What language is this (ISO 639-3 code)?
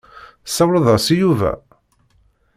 kab